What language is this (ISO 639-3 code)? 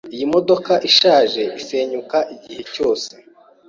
kin